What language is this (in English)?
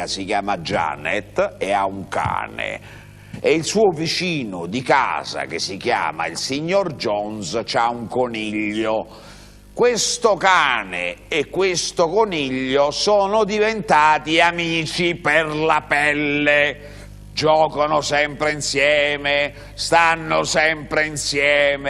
Italian